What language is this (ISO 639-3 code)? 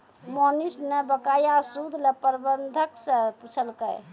mai